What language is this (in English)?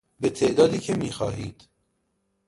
Persian